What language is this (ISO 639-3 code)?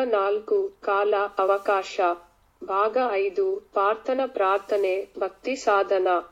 kan